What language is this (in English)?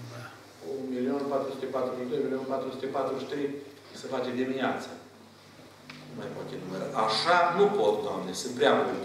Romanian